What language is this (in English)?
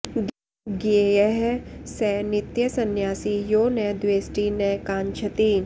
Sanskrit